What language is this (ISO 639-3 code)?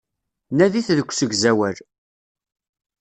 kab